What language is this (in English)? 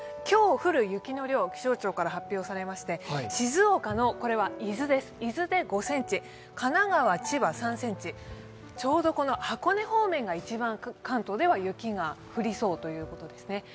Japanese